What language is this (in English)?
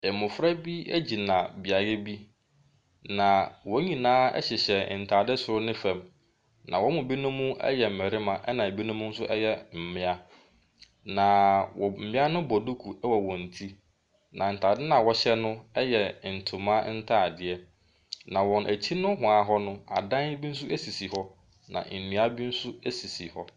Akan